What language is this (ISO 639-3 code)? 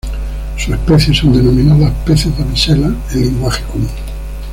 spa